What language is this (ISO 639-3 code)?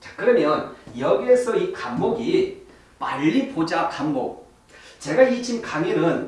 kor